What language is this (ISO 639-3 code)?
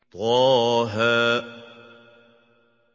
ara